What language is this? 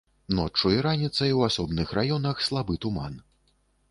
Belarusian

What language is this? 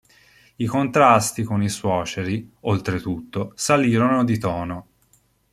Italian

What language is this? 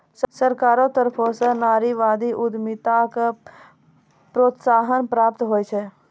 Maithili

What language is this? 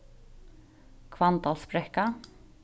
Faroese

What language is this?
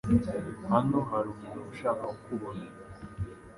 Kinyarwanda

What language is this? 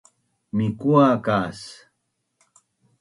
Bunun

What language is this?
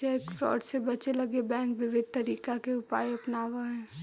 Magahi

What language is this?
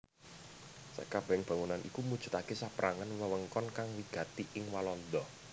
Javanese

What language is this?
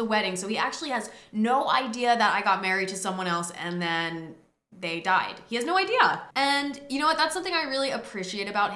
English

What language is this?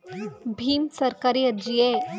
Kannada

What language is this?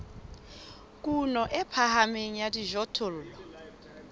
Southern Sotho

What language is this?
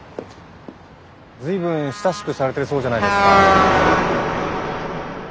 Japanese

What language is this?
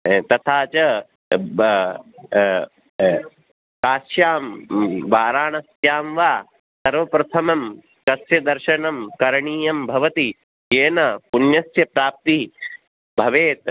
Sanskrit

